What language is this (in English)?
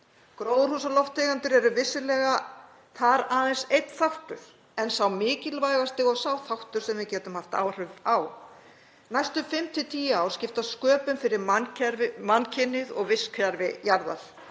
Icelandic